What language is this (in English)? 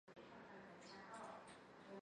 Chinese